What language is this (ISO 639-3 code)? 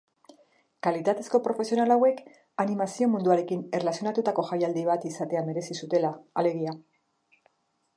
eus